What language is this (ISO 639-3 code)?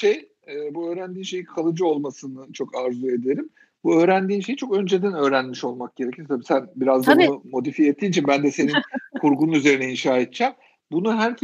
tur